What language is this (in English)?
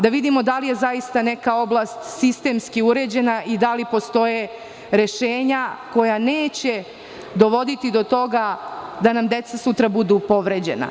Serbian